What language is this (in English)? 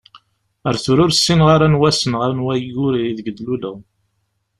Kabyle